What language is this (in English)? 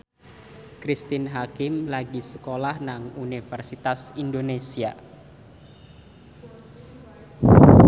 Javanese